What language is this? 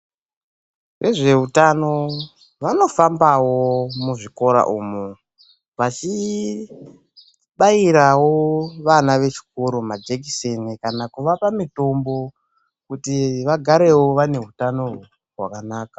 Ndau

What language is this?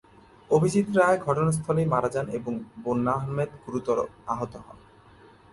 Bangla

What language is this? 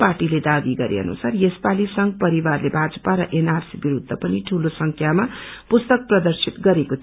Nepali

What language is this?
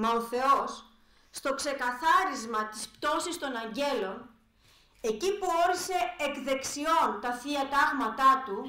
Greek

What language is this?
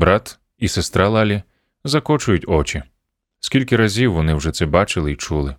Ukrainian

